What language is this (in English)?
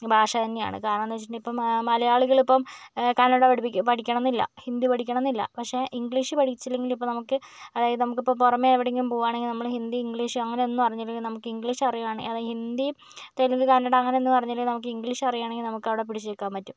Malayalam